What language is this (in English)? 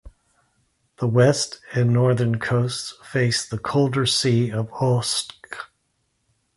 English